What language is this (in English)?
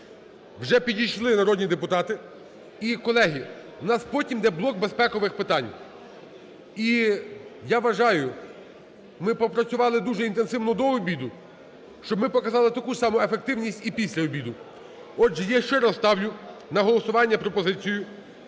Ukrainian